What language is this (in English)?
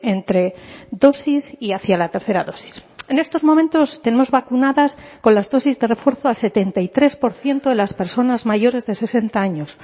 Spanish